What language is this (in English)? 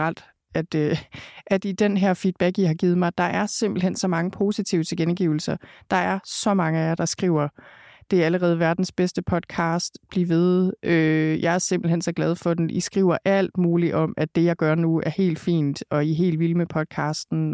Danish